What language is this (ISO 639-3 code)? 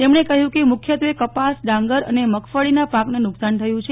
guj